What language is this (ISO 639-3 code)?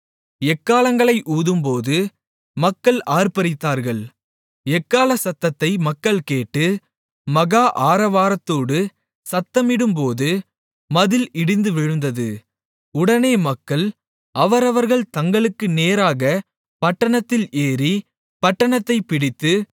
tam